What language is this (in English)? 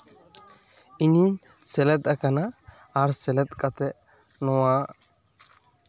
Santali